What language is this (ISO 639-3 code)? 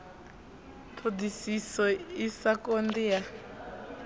ven